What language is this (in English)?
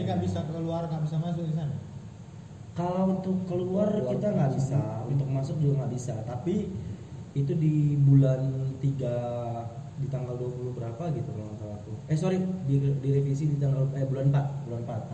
Indonesian